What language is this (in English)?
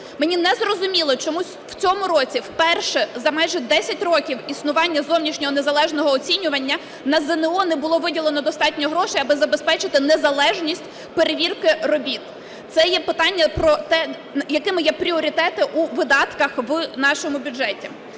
Ukrainian